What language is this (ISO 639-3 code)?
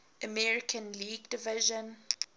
eng